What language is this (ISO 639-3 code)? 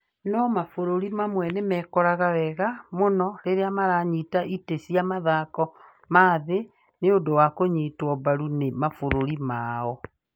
kik